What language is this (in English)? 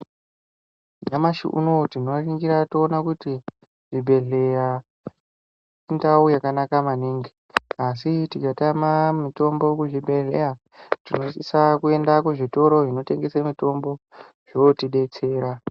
Ndau